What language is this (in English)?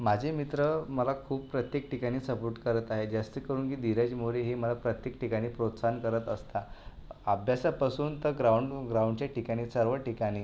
Marathi